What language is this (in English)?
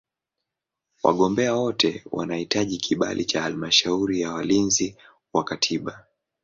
Swahili